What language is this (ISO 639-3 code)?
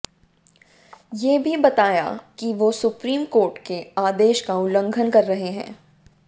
hin